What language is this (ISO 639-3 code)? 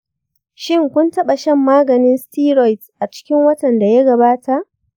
hau